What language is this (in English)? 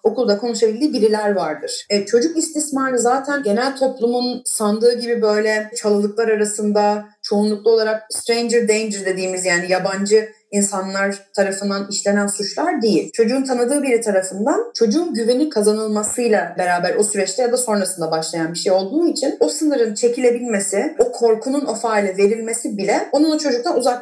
Turkish